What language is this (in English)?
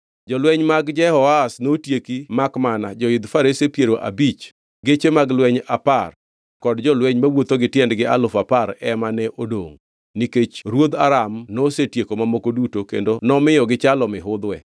Luo (Kenya and Tanzania)